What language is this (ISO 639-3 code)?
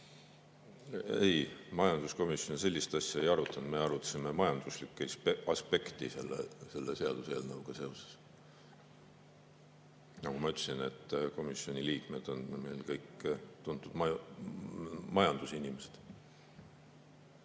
est